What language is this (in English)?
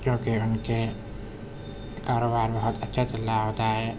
Urdu